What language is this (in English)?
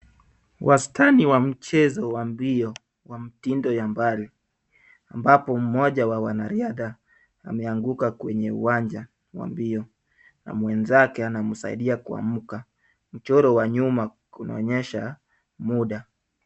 Swahili